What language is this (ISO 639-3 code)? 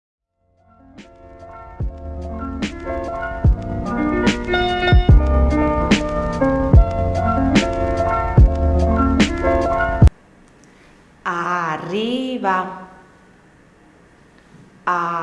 spa